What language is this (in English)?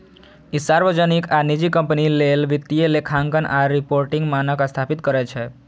Maithili